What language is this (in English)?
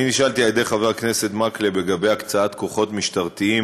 Hebrew